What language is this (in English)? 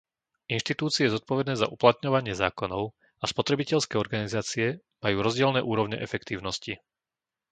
Slovak